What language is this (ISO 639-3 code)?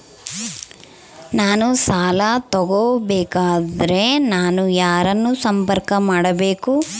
kan